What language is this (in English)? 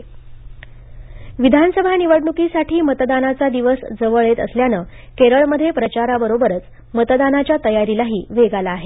Marathi